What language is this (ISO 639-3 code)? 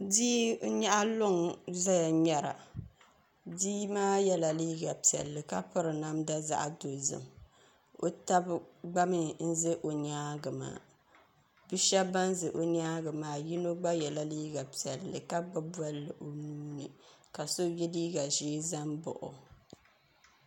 dag